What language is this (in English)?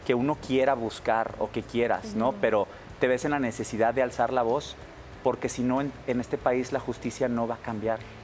Spanish